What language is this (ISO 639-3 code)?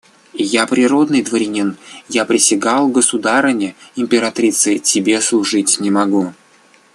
rus